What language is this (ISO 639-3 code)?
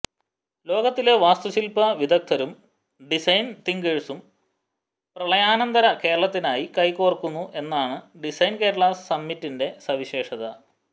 mal